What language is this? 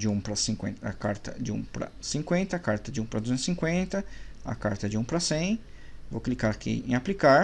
Portuguese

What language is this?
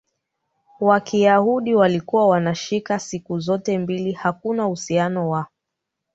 Swahili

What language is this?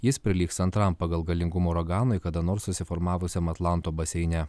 Lithuanian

